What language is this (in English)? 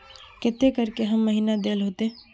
Magahi